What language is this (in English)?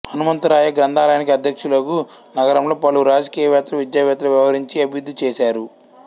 Telugu